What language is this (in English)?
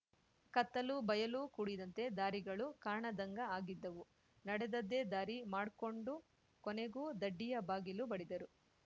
Kannada